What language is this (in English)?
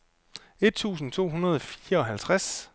Danish